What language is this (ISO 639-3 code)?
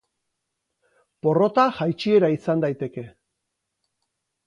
eus